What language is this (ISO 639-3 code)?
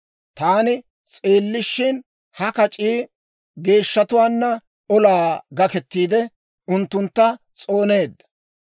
dwr